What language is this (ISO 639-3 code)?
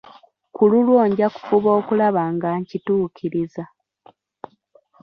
lug